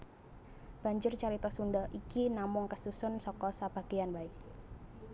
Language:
Javanese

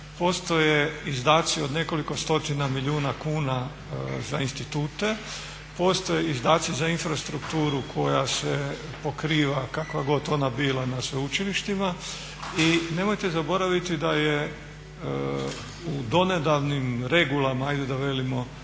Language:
Croatian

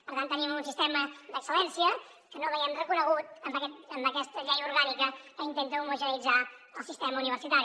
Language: Catalan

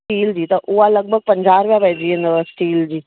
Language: Sindhi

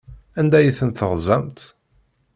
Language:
Kabyle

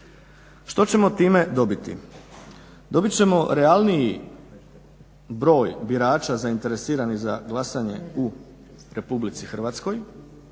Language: Croatian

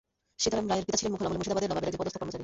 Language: Bangla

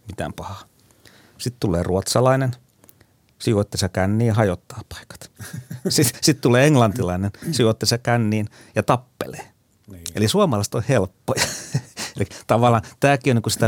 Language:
Finnish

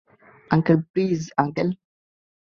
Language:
Bangla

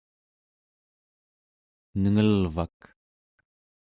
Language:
Central Yupik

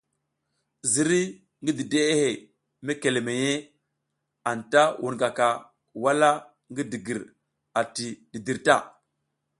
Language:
South Giziga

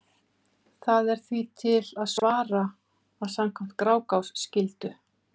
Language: Icelandic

